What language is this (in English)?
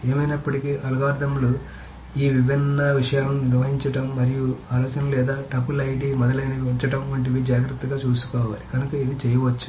Telugu